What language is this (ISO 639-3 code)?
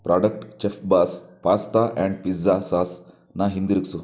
kan